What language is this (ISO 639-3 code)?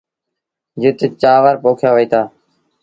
sbn